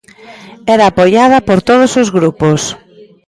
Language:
Galician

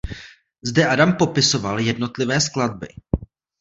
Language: Czech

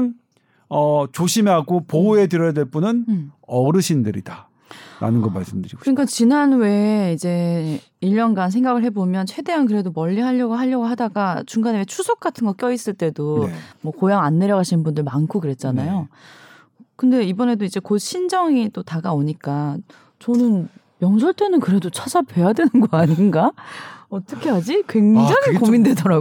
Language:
Korean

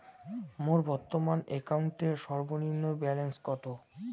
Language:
Bangla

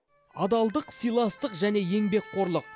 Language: Kazakh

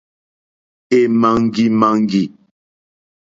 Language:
Mokpwe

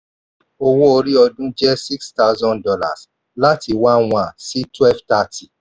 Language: Yoruba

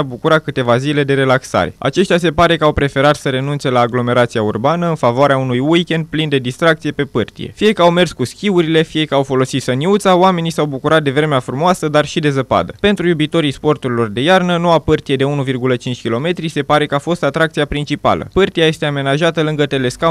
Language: Romanian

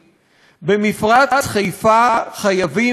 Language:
Hebrew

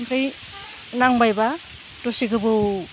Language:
Bodo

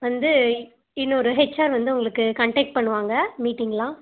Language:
Tamil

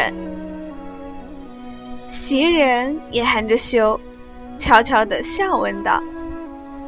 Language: Chinese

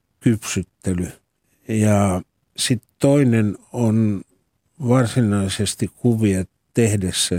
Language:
Finnish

